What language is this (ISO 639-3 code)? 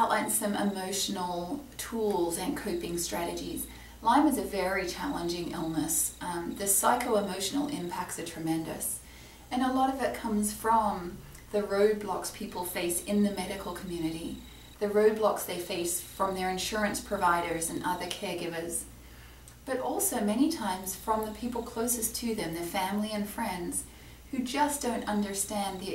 eng